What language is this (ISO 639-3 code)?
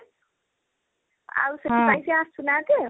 ori